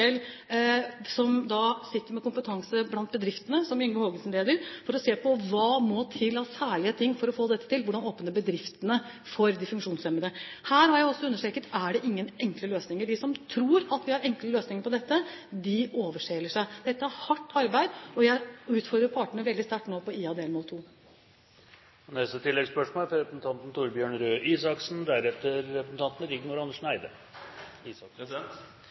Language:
Norwegian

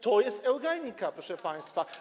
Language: Polish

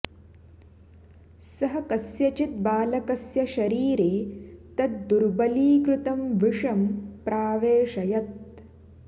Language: Sanskrit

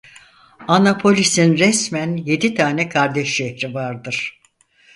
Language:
Turkish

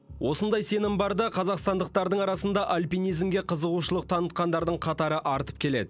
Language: Kazakh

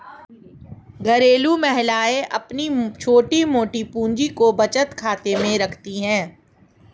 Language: Hindi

